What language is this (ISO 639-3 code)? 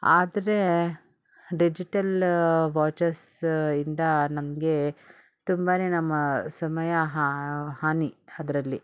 kan